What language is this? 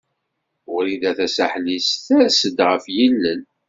Kabyle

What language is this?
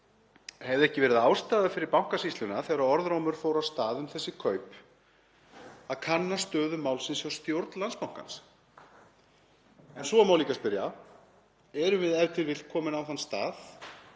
Icelandic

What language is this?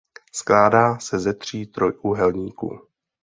Czech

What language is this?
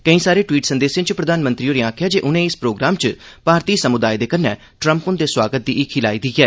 Dogri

